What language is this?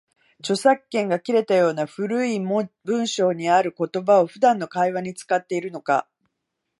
Japanese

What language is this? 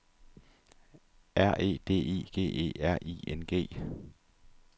Danish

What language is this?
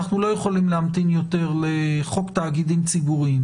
Hebrew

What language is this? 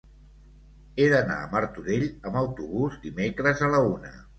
Catalan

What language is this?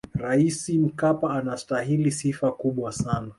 Swahili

